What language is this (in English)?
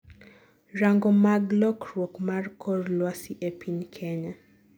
Luo (Kenya and Tanzania)